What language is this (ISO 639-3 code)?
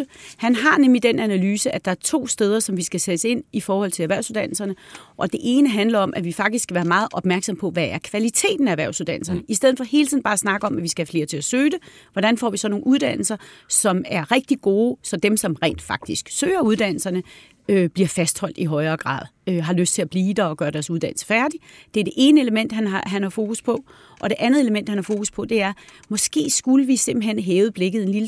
dan